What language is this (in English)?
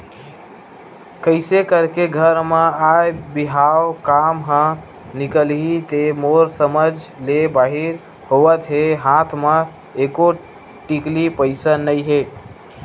Chhattisgarhi